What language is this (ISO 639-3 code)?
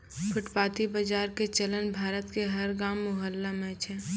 mai